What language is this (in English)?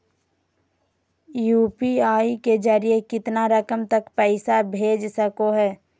Magahi